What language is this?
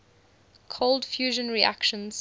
English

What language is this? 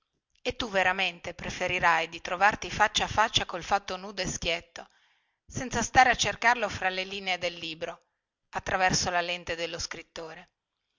Italian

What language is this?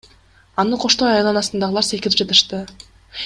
Kyrgyz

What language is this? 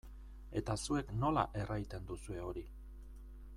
Basque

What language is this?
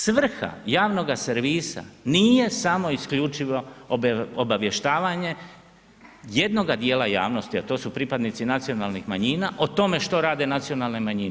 Croatian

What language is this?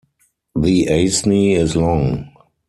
English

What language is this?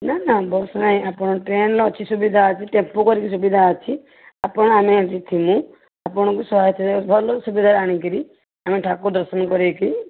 Odia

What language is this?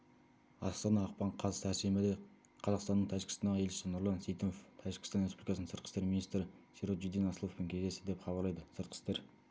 Kazakh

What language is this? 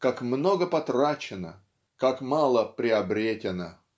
Russian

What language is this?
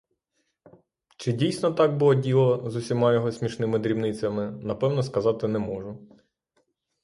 Ukrainian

